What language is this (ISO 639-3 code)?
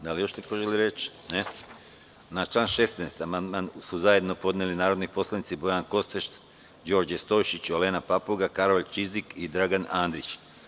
srp